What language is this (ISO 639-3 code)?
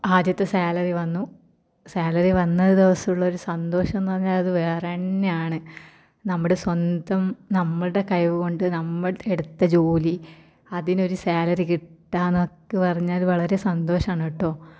mal